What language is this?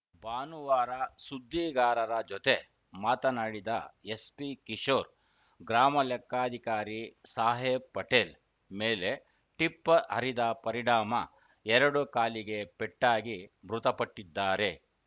Kannada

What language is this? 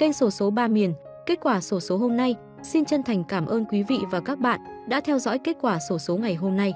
Vietnamese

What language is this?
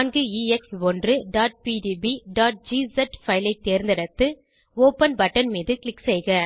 Tamil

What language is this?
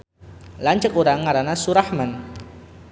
Sundanese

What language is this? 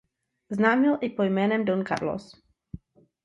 Czech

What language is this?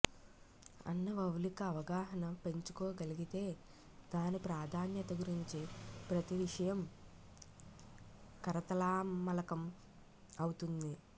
Telugu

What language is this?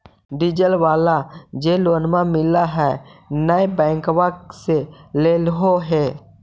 Magahi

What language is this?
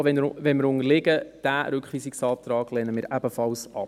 Swiss German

